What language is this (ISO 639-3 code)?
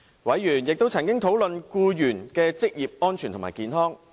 yue